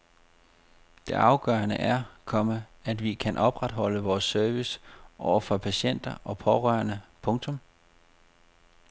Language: Danish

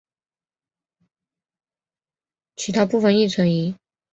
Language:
Chinese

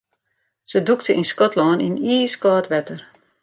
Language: Western Frisian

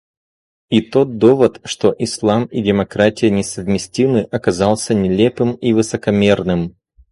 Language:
Russian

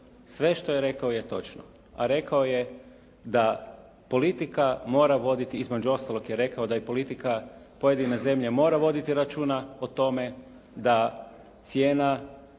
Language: Croatian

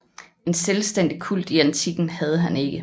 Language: Danish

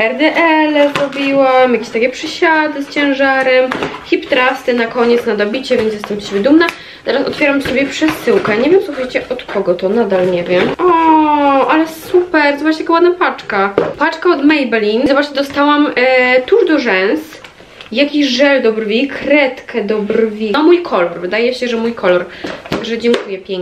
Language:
Polish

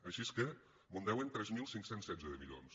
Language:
Catalan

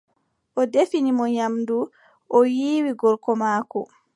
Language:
Adamawa Fulfulde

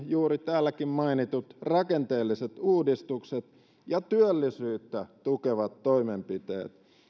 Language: Finnish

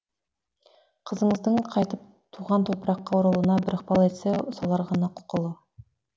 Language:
Kazakh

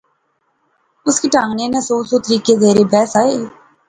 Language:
Pahari-Potwari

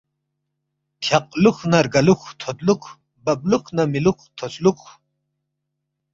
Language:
Balti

